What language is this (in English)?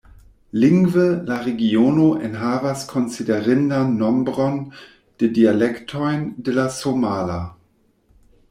Esperanto